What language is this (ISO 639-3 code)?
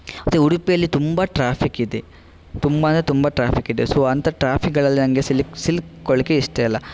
kan